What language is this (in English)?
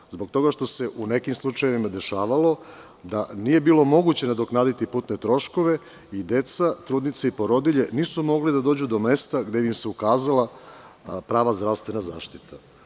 Serbian